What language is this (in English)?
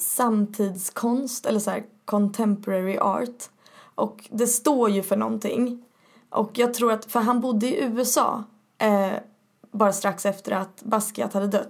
Swedish